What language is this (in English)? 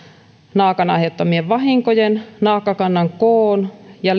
Finnish